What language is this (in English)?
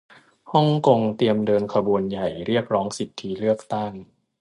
Thai